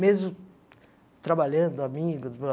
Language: Portuguese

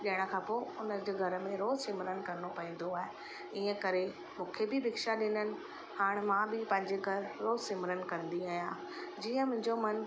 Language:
Sindhi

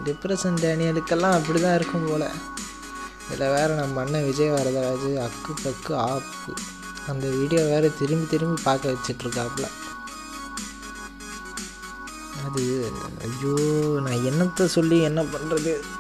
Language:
Tamil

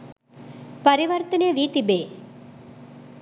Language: Sinhala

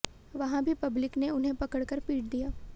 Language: Hindi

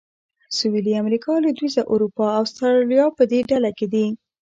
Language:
Pashto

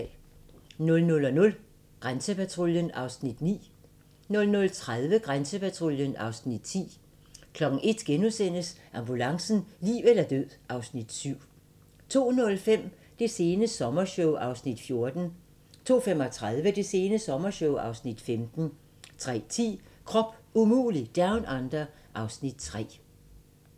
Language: Danish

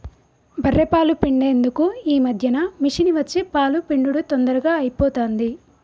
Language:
Telugu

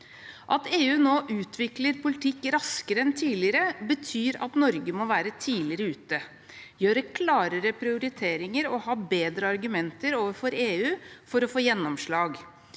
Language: Norwegian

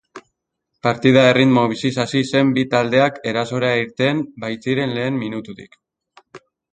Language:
Basque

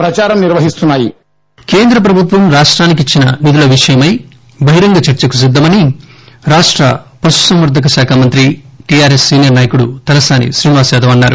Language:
Telugu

